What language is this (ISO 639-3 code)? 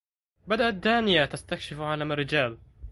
ara